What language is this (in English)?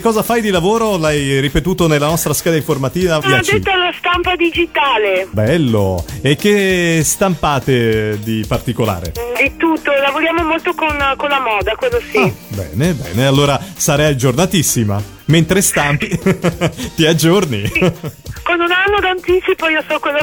Italian